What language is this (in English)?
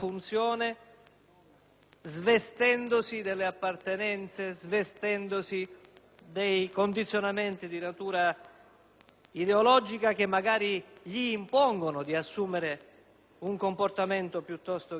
Italian